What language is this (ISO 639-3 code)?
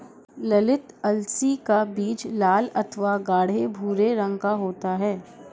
hin